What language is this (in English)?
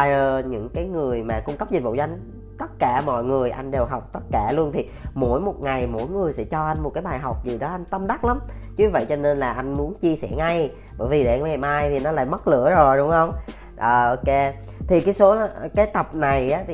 Vietnamese